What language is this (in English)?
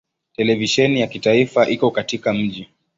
Swahili